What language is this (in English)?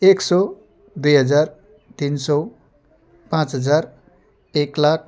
Nepali